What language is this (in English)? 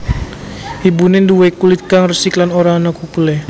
Javanese